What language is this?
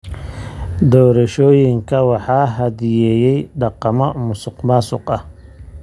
Somali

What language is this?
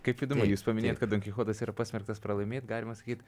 Lithuanian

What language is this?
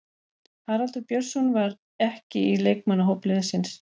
Icelandic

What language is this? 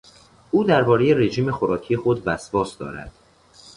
Persian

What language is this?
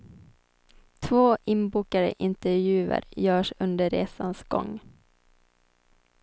Swedish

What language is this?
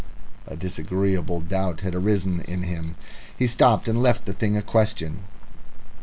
English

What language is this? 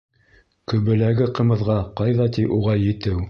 Bashkir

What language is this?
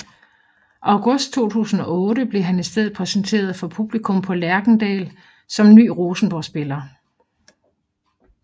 Danish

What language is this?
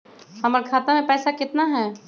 Magahi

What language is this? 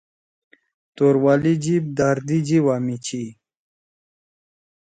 Torwali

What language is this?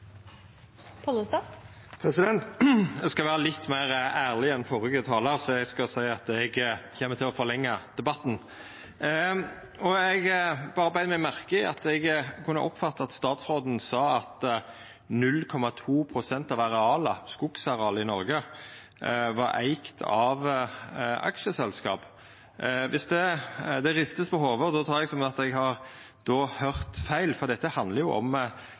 Norwegian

